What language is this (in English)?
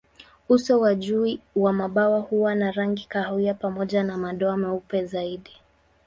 Swahili